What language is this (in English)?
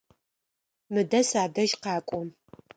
Adyghe